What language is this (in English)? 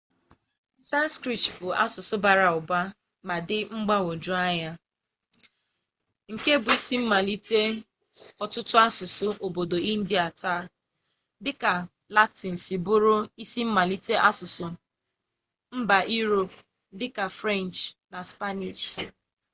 Igbo